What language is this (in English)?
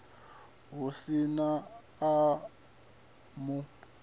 Venda